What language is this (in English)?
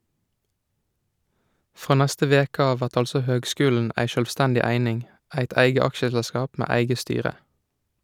Norwegian